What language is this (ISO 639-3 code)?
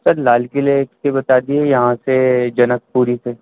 urd